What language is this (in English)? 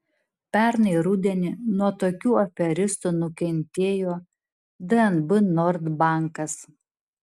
Lithuanian